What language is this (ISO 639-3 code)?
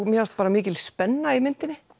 isl